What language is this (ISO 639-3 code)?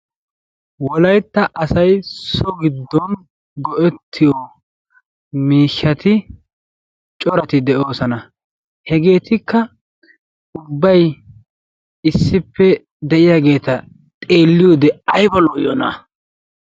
wal